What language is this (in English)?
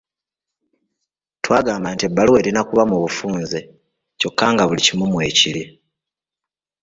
Ganda